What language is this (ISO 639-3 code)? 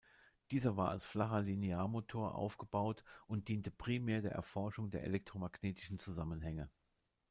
deu